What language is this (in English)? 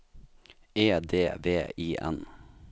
Norwegian